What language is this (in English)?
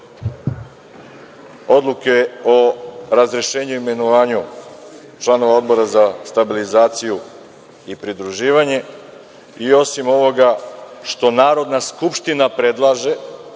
Serbian